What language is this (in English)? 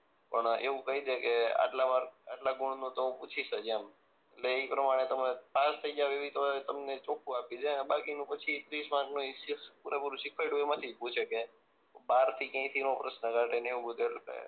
Gujarati